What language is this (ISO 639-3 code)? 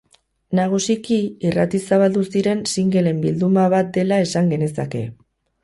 eus